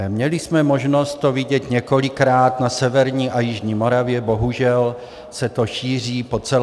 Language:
Czech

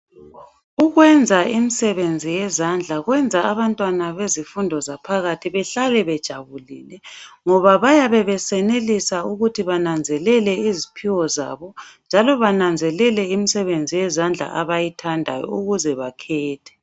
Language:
North Ndebele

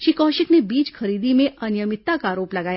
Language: Hindi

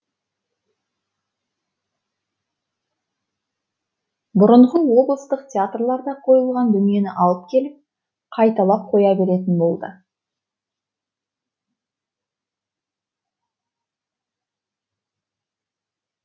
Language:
Kazakh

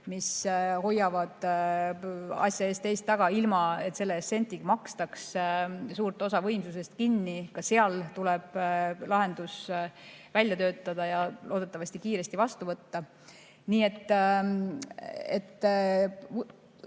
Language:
Estonian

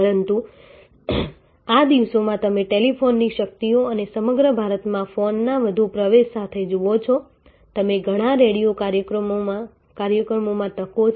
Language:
Gujarati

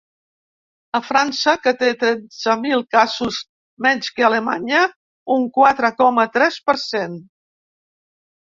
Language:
Catalan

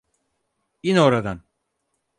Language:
Turkish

